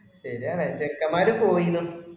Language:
Malayalam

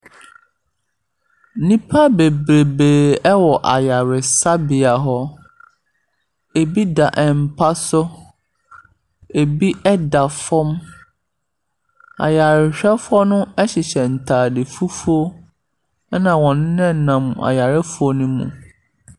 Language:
Akan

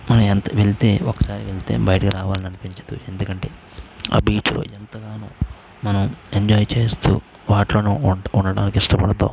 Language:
Telugu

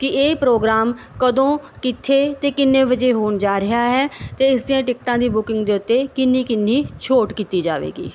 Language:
Punjabi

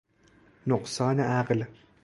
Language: Persian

